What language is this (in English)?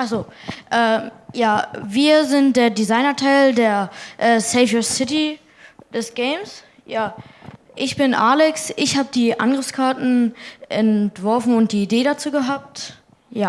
German